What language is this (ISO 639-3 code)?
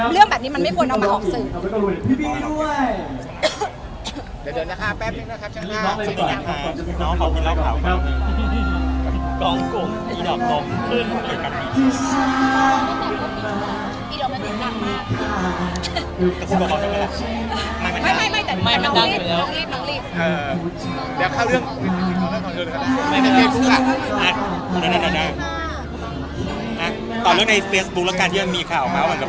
tha